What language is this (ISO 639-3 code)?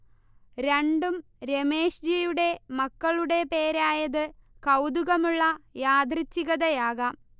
mal